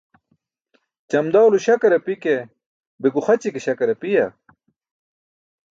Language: Burushaski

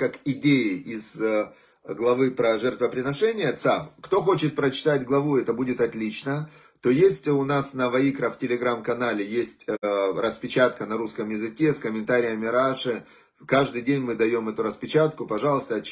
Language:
Russian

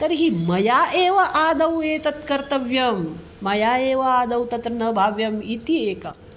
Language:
Sanskrit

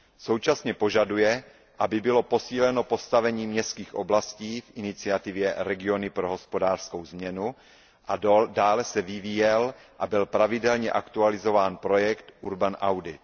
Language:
Czech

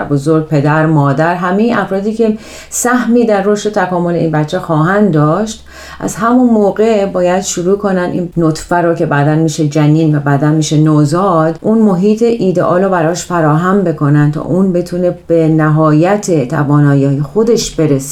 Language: Persian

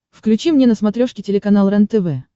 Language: Russian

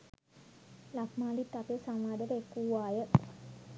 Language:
Sinhala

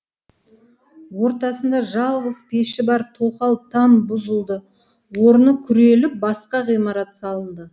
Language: Kazakh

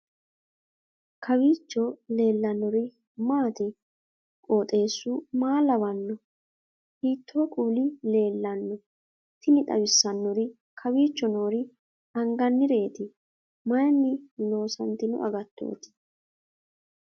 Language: Sidamo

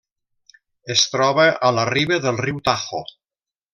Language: Catalan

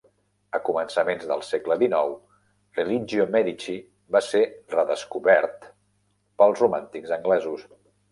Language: Catalan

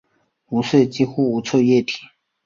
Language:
Chinese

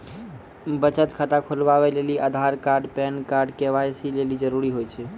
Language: Maithili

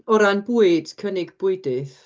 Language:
Welsh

